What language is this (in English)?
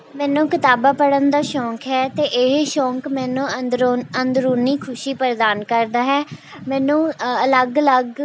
Punjabi